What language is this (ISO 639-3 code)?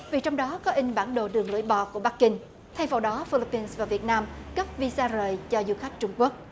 vie